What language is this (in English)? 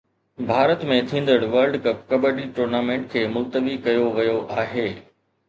Sindhi